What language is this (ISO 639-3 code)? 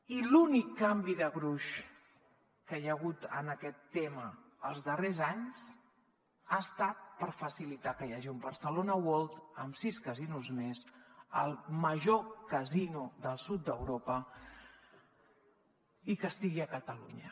cat